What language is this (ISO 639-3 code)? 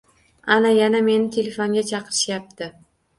uzb